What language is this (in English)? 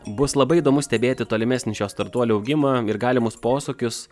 Lithuanian